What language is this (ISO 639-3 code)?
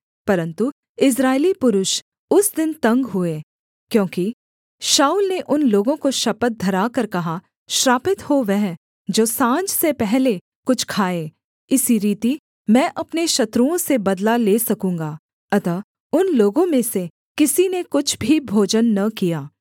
hin